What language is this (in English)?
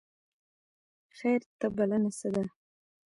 Pashto